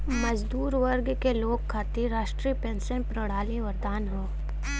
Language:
Bhojpuri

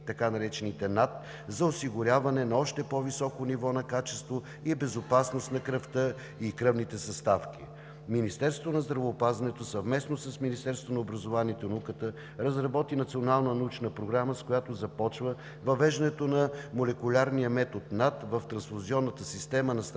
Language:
Bulgarian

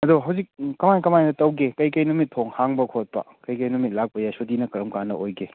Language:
Manipuri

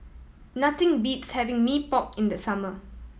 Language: English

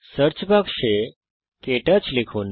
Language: Bangla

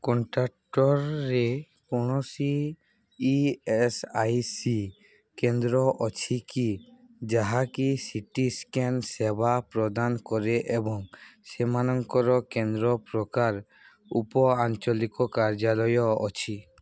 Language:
Odia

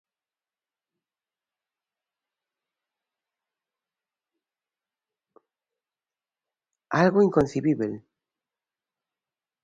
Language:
Galician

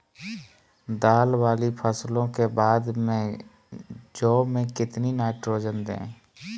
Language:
Magahi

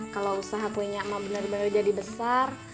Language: Indonesian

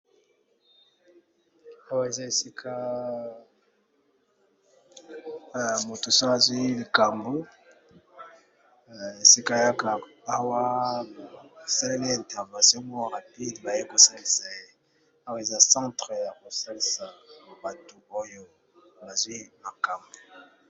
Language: Lingala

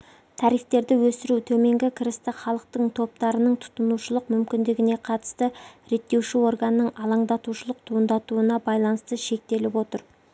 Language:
Kazakh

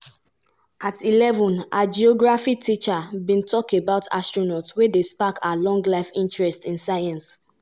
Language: Nigerian Pidgin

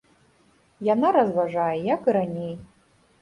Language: Belarusian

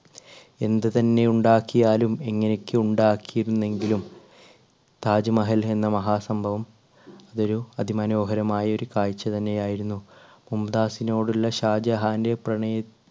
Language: Malayalam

